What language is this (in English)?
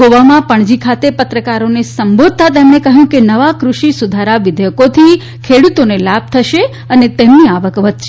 Gujarati